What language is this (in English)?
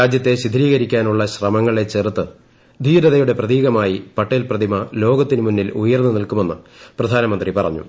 Malayalam